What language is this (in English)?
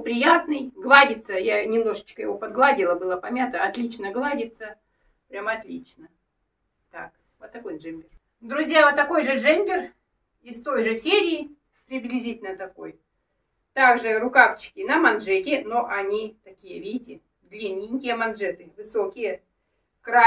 Russian